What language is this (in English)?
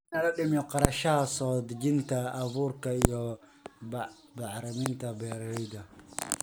Somali